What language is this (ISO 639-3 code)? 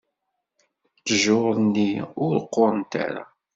kab